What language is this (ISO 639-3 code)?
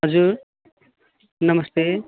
nep